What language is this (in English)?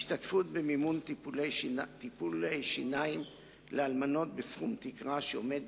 Hebrew